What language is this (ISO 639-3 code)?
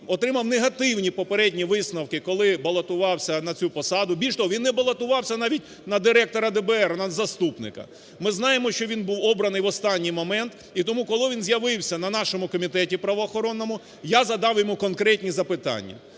ukr